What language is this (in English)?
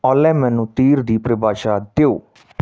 Punjabi